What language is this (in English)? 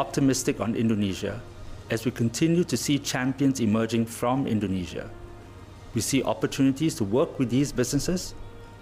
Indonesian